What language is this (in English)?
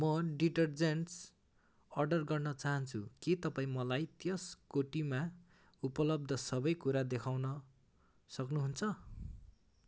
Nepali